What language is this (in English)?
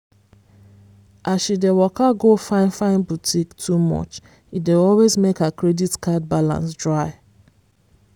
Nigerian Pidgin